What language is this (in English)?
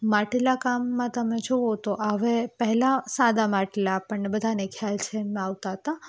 Gujarati